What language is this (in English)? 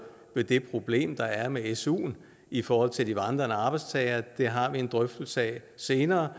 Danish